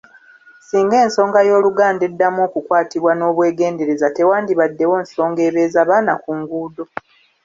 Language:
Ganda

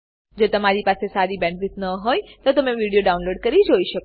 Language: Gujarati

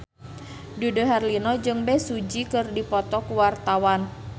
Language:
Sundanese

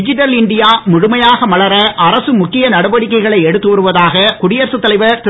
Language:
Tamil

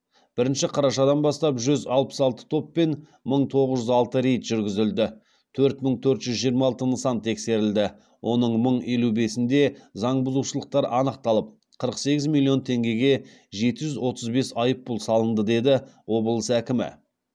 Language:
Kazakh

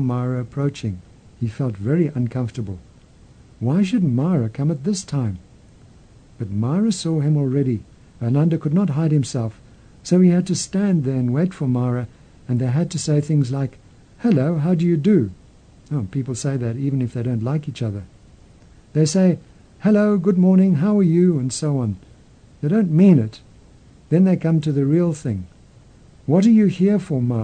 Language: English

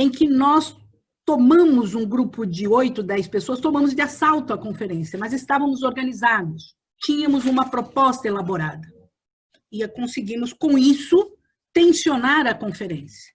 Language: Portuguese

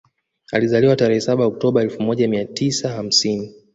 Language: Swahili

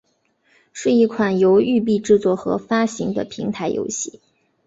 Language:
Chinese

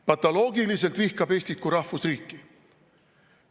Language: Estonian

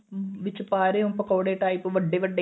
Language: Punjabi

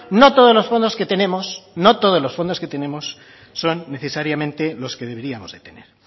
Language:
Spanish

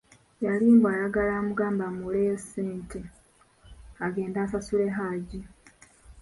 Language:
Ganda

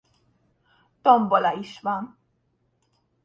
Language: Hungarian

